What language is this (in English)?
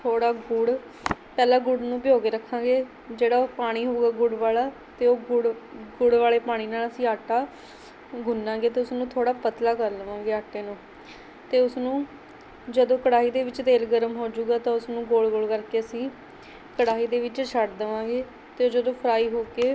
Punjabi